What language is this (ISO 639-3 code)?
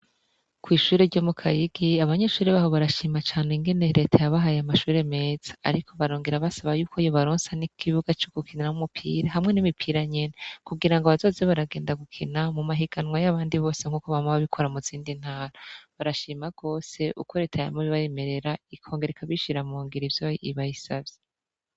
run